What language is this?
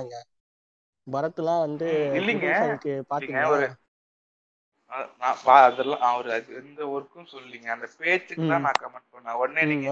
Tamil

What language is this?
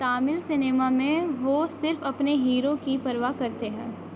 Urdu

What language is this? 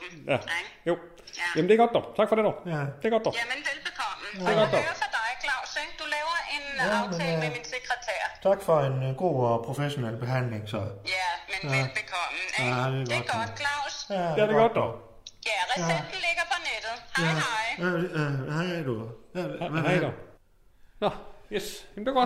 Danish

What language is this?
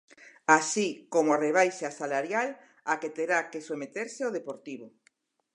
Galician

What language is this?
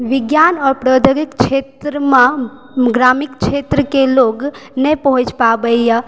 Maithili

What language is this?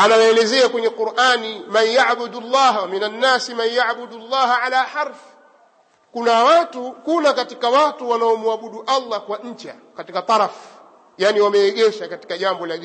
Swahili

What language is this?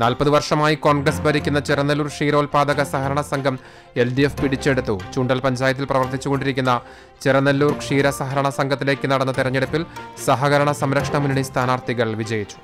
Malayalam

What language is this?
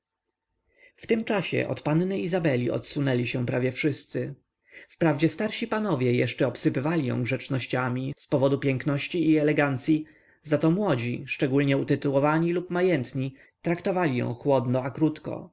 Polish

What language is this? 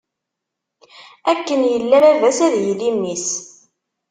Kabyle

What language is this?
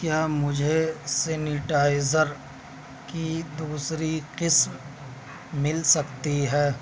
Urdu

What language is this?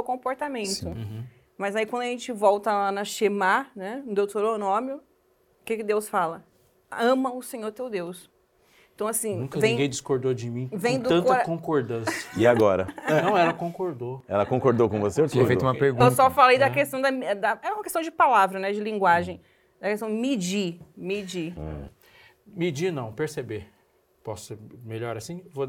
Portuguese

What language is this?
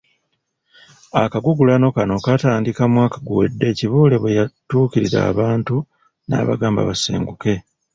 Ganda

